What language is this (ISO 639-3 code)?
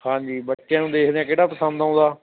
pan